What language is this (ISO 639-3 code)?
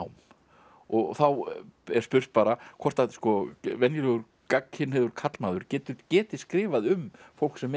isl